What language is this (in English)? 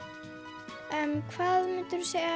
Icelandic